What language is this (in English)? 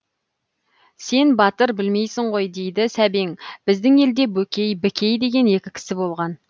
Kazakh